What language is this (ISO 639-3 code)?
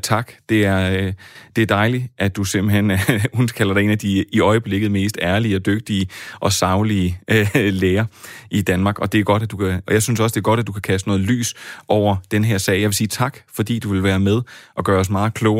dan